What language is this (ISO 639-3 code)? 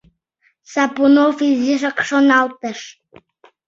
chm